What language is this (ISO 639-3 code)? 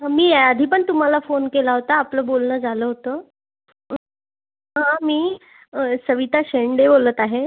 mar